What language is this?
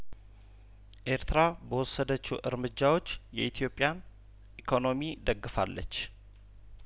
Amharic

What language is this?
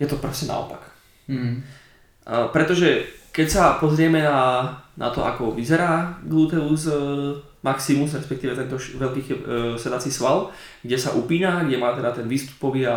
Slovak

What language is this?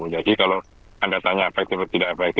Indonesian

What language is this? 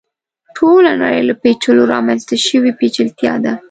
Pashto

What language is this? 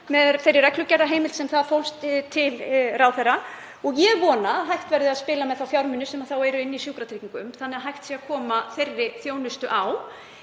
Icelandic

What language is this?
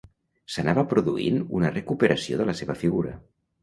Catalan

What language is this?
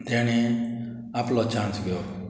Konkani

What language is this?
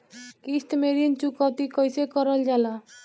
Bhojpuri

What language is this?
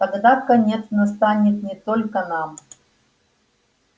Russian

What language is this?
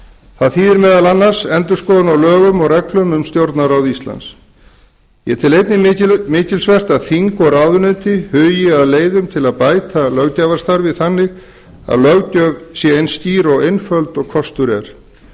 Icelandic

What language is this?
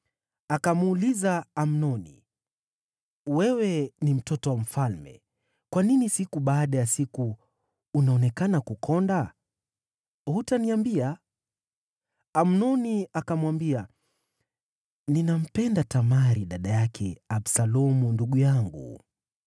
Swahili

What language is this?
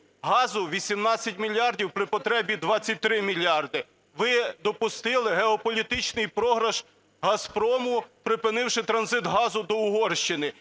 Ukrainian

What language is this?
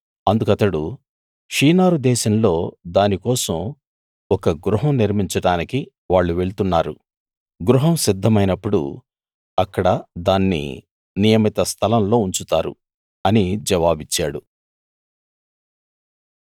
Telugu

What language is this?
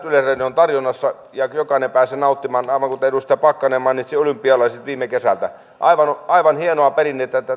Finnish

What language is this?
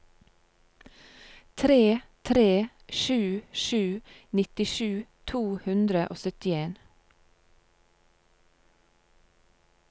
Norwegian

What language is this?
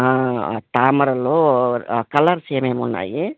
Telugu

